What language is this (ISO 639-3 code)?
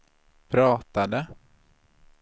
swe